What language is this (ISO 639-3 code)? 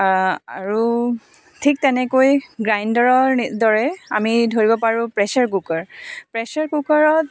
asm